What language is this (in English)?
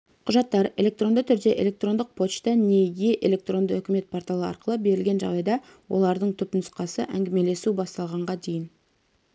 Kazakh